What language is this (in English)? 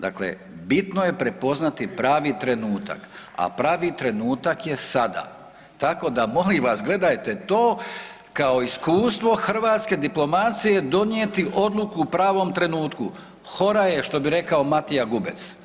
Croatian